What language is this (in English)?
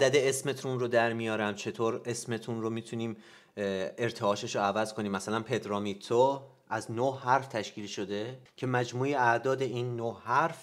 Persian